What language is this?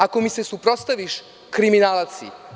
Serbian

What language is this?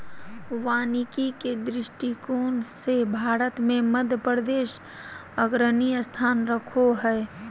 Magahi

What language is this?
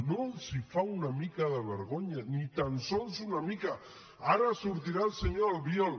Catalan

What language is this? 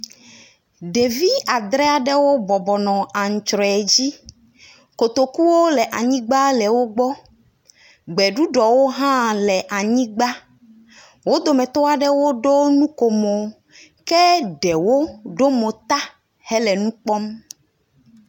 Ewe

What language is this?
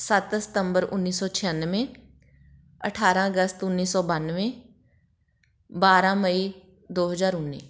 Punjabi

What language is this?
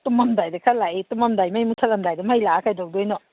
Manipuri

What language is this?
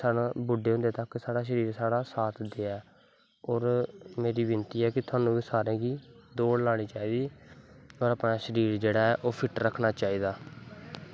Dogri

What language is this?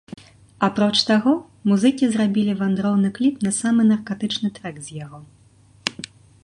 Belarusian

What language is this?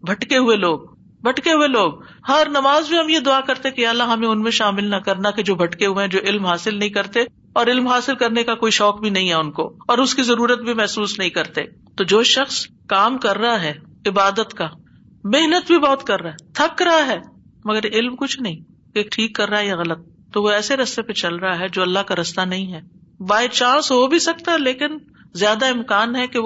Urdu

